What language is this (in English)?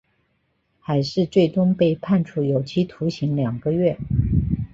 Chinese